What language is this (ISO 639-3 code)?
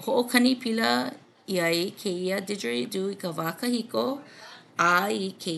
haw